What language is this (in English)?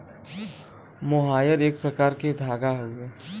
Bhojpuri